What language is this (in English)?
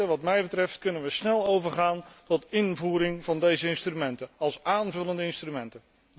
Dutch